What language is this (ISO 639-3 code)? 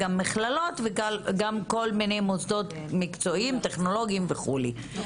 heb